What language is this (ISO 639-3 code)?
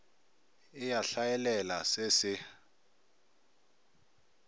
nso